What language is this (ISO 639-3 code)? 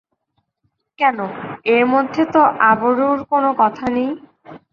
ben